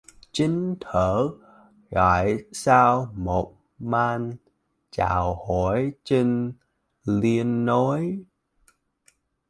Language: Vietnamese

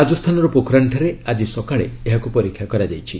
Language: Odia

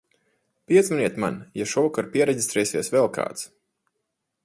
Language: Latvian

